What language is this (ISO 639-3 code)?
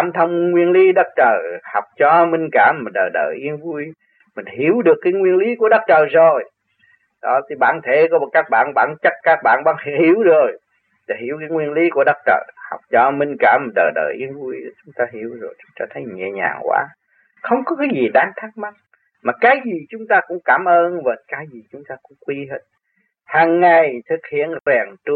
vie